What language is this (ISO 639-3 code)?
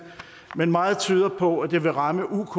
dan